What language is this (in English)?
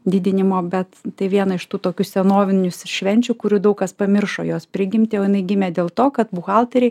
Lithuanian